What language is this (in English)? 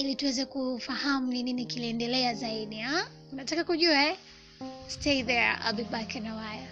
Swahili